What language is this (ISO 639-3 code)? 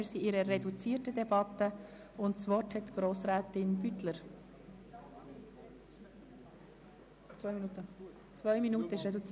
gsw